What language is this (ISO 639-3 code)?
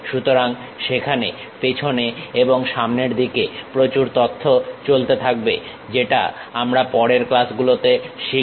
ben